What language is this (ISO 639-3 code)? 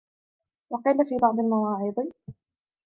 ara